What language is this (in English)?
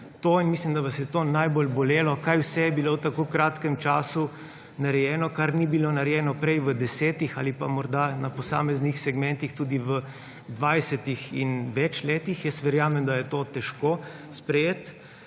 Slovenian